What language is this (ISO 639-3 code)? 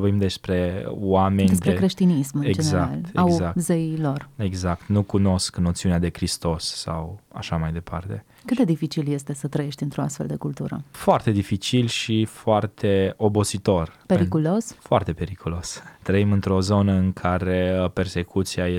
ron